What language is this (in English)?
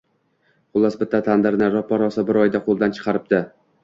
Uzbek